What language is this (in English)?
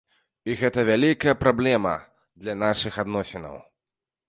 Belarusian